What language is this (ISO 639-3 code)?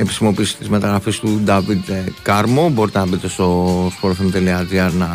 ell